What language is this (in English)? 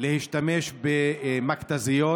Hebrew